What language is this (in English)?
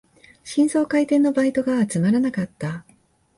Japanese